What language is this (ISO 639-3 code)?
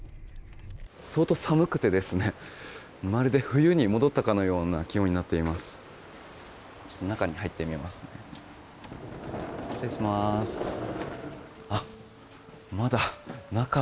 jpn